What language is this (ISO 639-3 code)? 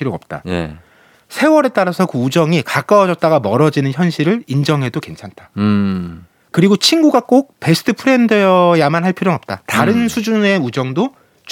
kor